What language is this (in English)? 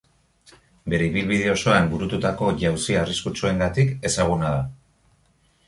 Basque